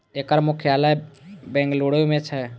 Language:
Maithili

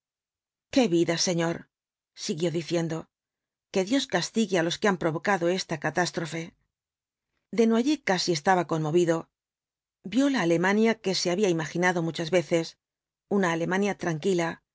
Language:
Spanish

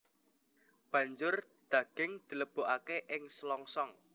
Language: Javanese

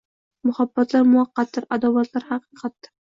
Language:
Uzbek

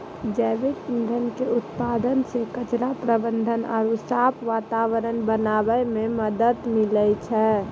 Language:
Maithili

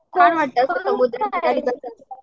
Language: Marathi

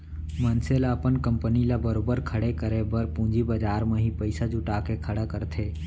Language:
Chhattisgarhi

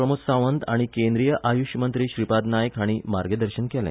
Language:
Konkani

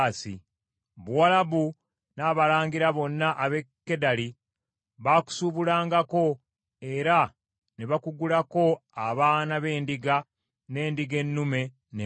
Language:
Ganda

